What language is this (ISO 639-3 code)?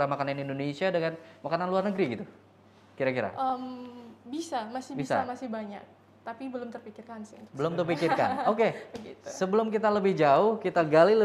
ind